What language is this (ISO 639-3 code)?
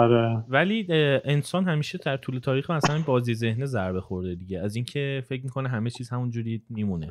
fas